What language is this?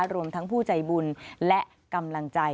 Thai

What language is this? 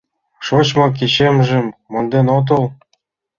Mari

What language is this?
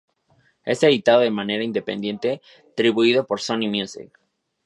Spanish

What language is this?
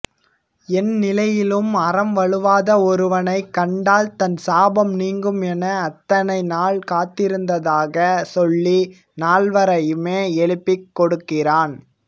Tamil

